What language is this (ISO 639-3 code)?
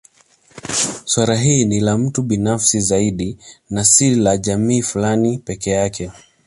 swa